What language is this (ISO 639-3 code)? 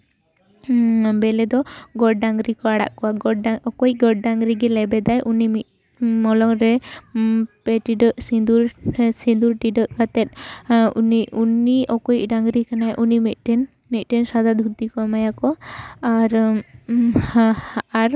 sat